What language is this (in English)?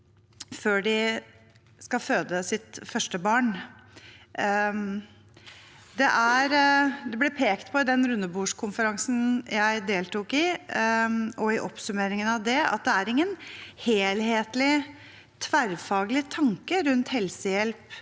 Norwegian